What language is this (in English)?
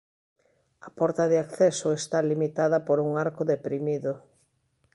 Galician